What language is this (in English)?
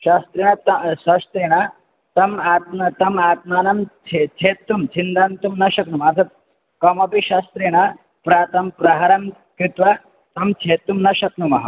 Sanskrit